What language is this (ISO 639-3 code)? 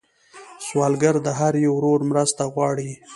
pus